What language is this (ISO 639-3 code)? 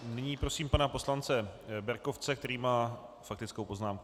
ces